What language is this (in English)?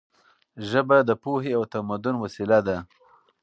Pashto